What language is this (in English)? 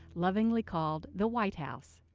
English